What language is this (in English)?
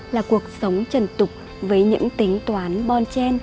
Vietnamese